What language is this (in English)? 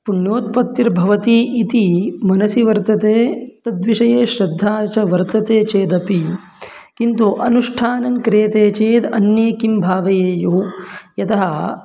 Sanskrit